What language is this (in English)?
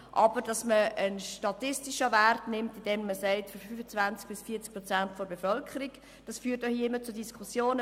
Swiss German